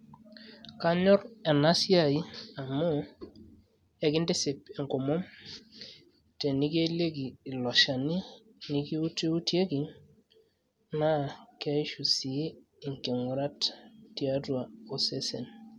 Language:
Masai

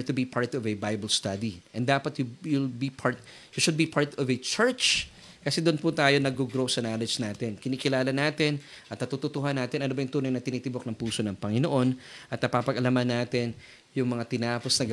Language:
Filipino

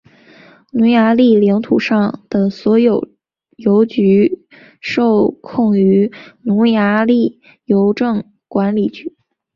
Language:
Chinese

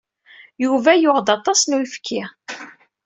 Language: Kabyle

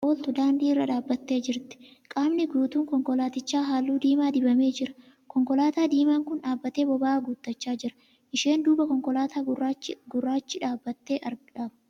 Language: Oromo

